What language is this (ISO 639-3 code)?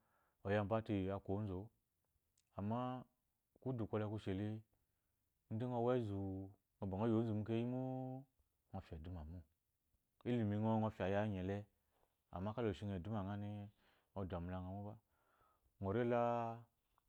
afo